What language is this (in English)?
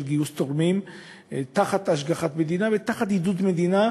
Hebrew